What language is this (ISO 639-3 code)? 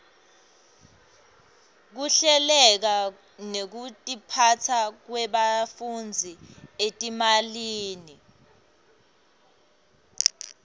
ssw